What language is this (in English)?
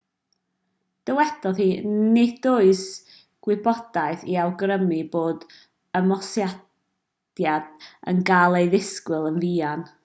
Welsh